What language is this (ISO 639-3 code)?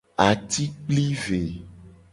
gej